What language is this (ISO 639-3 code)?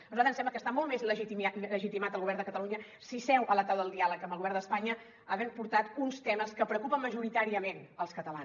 cat